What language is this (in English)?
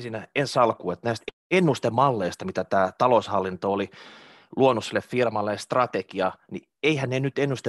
Finnish